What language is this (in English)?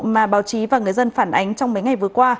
Vietnamese